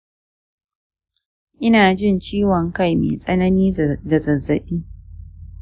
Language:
Hausa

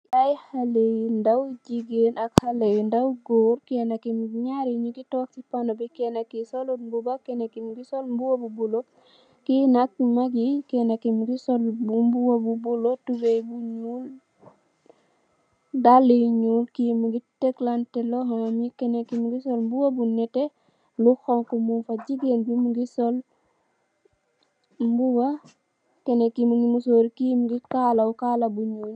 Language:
Wolof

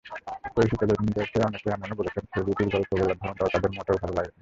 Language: Bangla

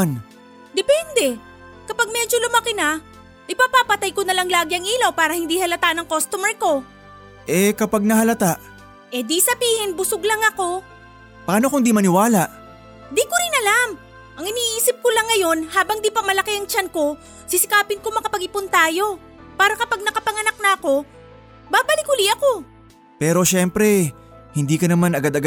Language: Filipino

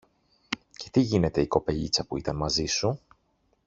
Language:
Greek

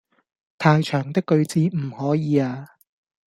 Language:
Cantonese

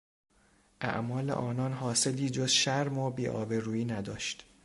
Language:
Persian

